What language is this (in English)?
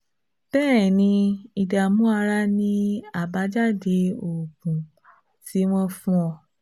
Yoruba